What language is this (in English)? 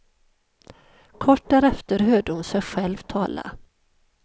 Swedish